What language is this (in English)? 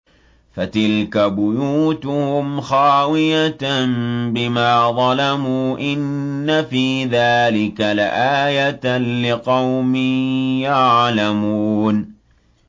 Arabic